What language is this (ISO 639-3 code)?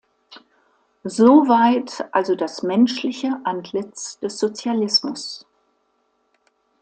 deu